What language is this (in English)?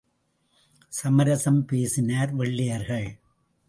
Tamil